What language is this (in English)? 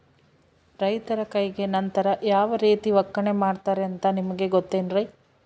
Kannada